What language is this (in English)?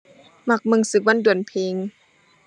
Thai